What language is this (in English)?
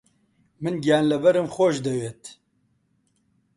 Central Kurdish